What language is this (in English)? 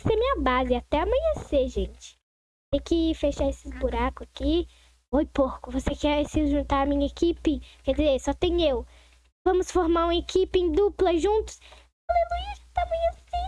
Portuguese